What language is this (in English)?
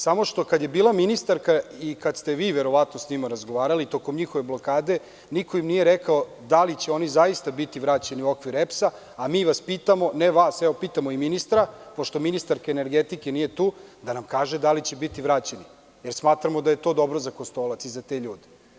Serbian